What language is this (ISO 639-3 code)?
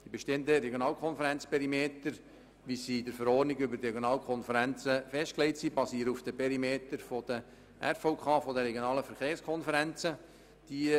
gsw